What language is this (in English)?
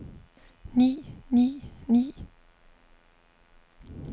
Danish